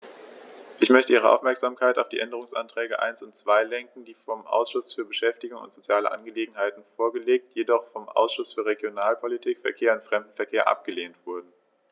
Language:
German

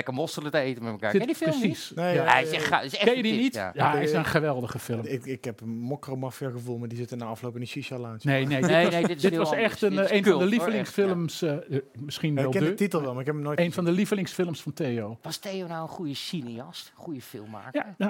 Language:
Dutch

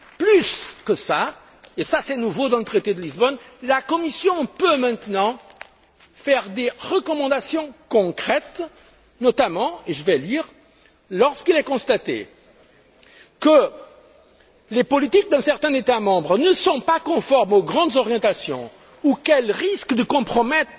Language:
French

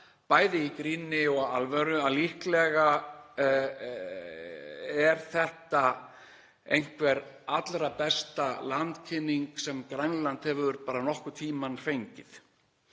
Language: Icelandic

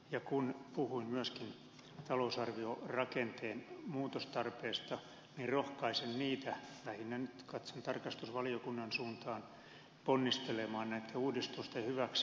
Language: Finnish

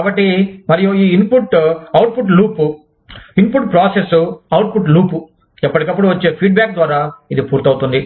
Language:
Telugu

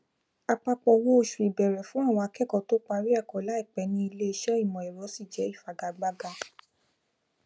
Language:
Yoruba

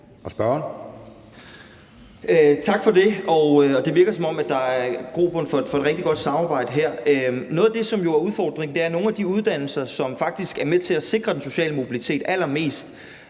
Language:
Danish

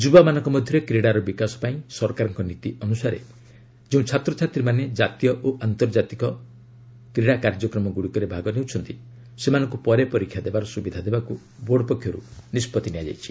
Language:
Odia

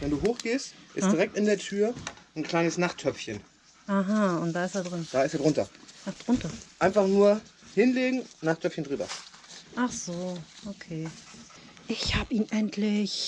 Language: German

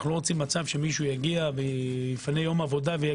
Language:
Hebrew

